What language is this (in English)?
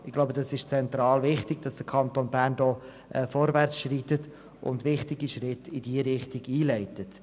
Swiss German